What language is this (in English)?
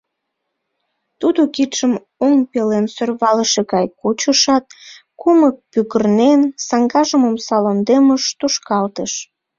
Mari